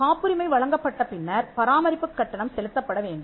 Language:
Tamil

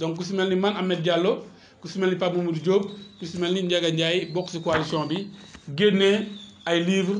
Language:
French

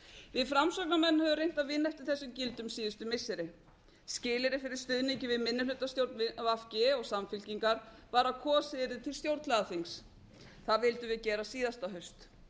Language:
Icelandic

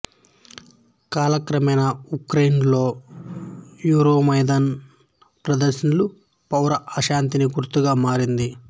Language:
Telugu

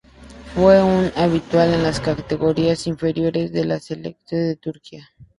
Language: Spanish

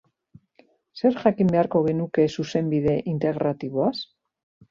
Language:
Basque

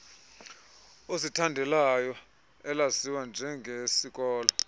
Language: Xhosa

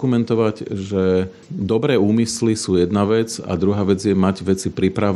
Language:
Slovak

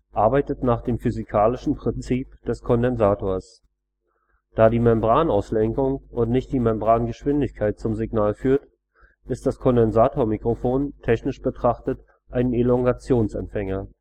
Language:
German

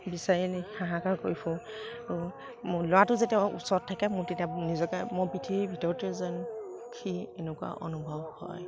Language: Assamese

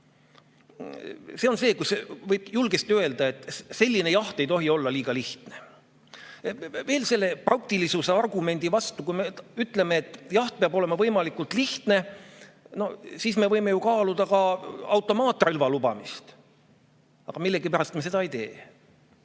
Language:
Estonian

